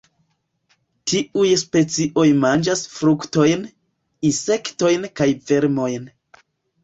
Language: Esperanto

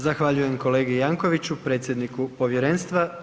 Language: Croatian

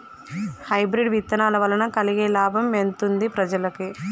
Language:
Telugu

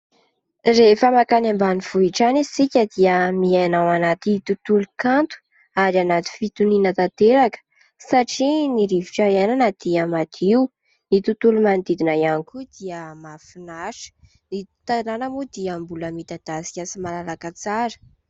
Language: Malagasy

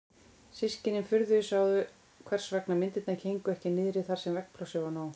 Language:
Icelandic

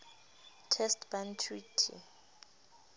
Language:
Southern Sotho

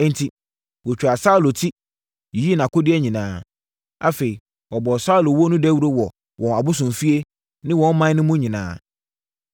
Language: Akan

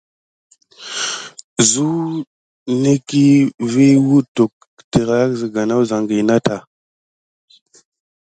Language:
Gidar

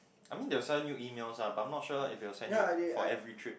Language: English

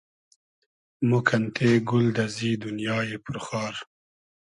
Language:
Hazaragi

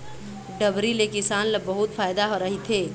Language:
Chhattisgarhi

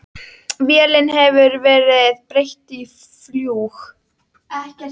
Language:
Icelandic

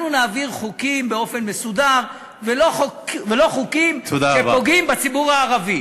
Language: Hebrew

